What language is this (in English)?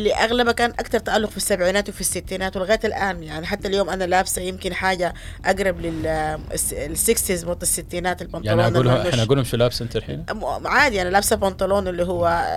Arabic